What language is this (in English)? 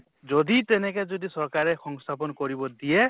Assamese